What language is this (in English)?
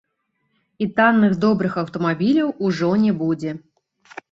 Belarusian